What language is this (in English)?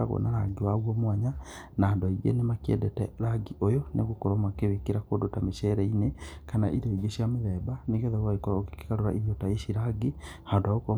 Kikuyu